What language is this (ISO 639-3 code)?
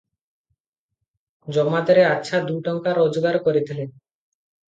ori